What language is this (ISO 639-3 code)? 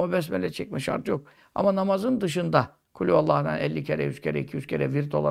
tur